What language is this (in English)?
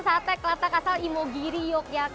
Indonesian